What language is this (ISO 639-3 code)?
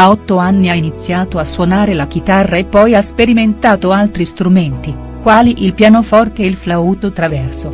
ita